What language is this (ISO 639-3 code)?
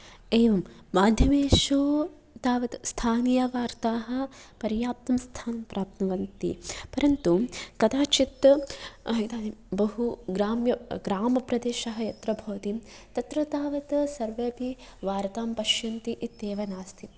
san